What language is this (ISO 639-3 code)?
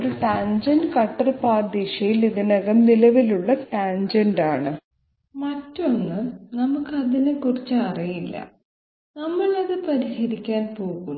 mal